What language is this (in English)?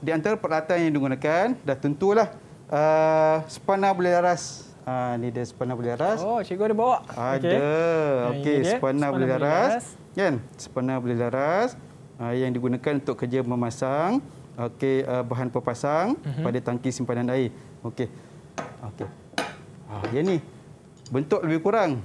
Malay